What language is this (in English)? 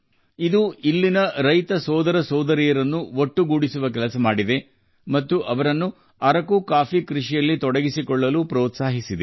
Kannada